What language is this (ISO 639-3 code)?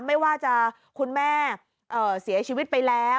tha